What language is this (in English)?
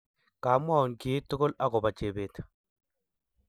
Kalenjin